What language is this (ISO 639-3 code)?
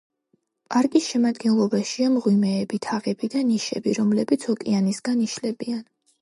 kat